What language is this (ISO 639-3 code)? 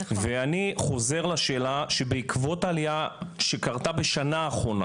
heb